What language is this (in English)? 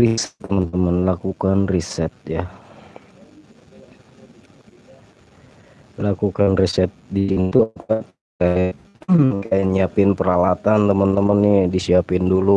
Indonesian